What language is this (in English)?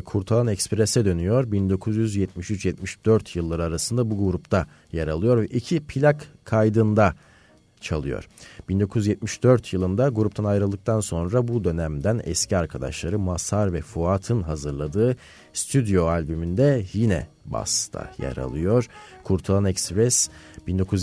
Turkish